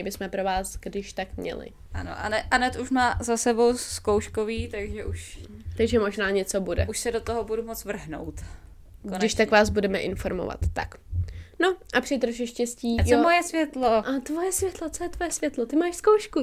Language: Czech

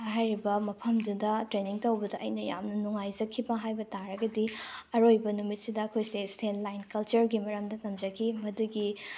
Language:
Manipuri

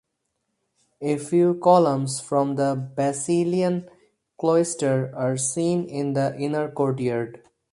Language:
English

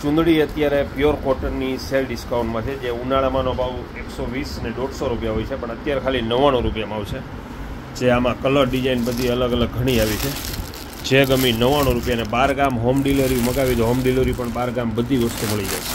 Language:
Gujarati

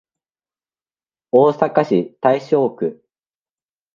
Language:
Japanese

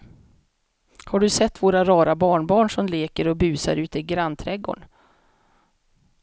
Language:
Swedish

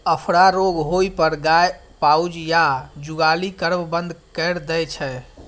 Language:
Maithili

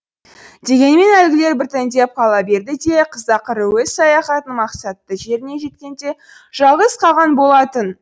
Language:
Kazakh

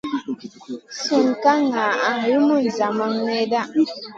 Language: Masana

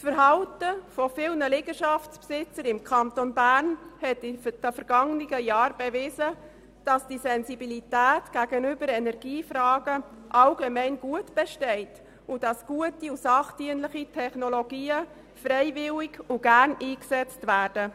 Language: Swiss German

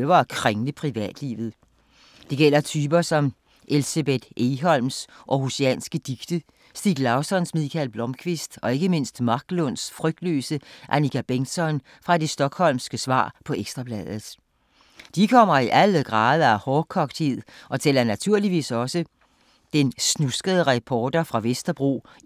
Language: Danish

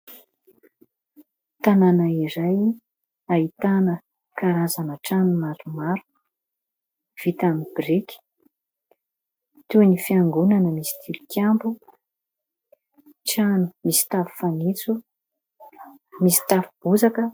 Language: Malagasy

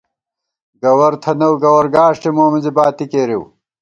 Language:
Gawar-Bati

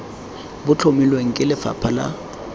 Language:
Tswana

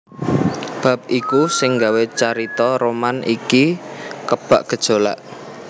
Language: Javanese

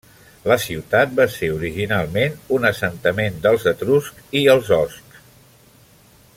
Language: Catalan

